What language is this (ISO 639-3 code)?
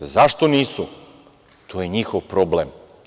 srp